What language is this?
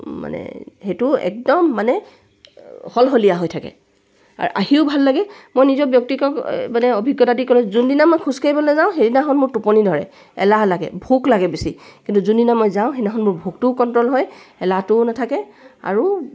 Assamese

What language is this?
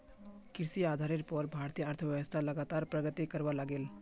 Magahi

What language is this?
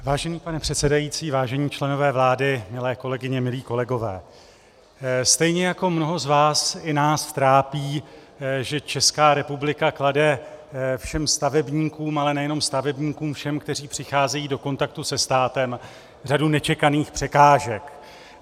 Czech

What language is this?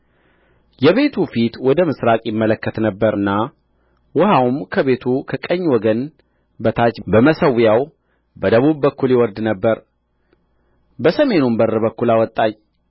Amharic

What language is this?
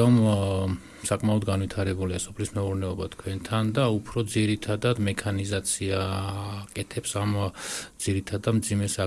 Polish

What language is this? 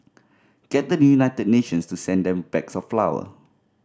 English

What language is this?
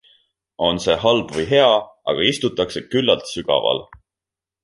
Estonian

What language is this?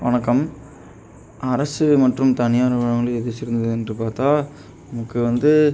Tamil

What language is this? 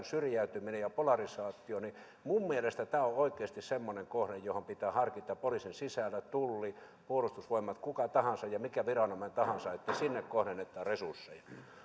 Finnish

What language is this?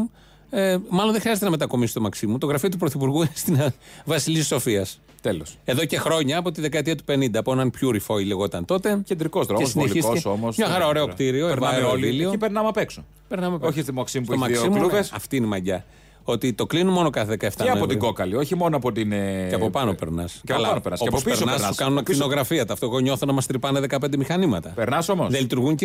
Greek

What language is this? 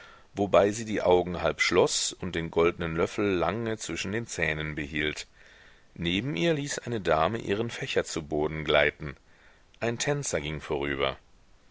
German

